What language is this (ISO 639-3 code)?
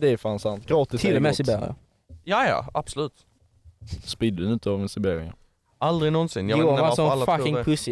swe